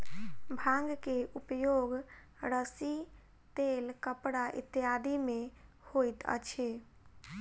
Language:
Maithili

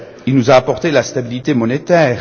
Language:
French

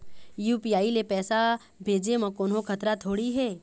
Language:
Chhattisgarhi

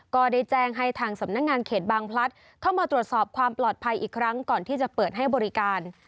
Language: Thai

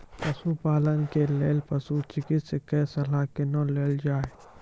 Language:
Maithili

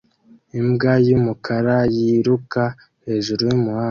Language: Kinyarwanda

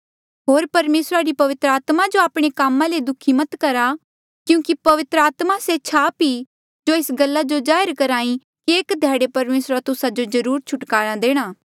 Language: Mandeali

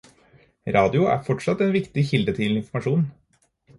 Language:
Norwegian Bokmål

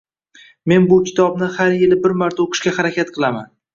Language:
Uzbek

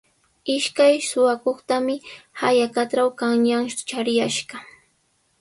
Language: Sihuas Ancash Quechua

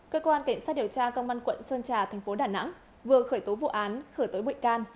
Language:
Vietnamese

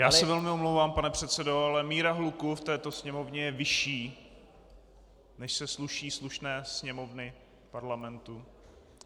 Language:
Czech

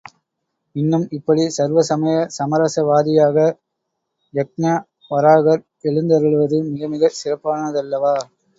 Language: Tamil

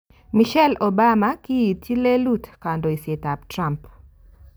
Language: Kalenjin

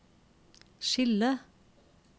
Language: Norwegian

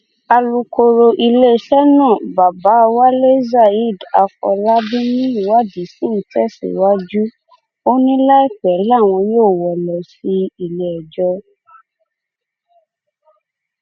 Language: Yoruba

